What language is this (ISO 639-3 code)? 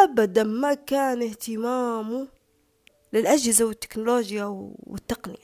ara